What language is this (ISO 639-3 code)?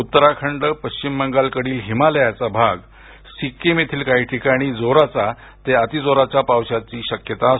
mar